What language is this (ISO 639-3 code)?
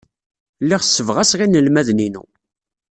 kab